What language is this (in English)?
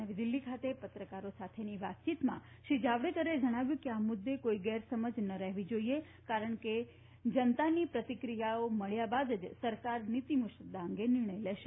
Gujarati